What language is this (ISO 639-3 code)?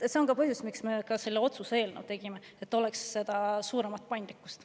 est